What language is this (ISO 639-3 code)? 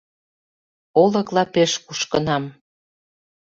chm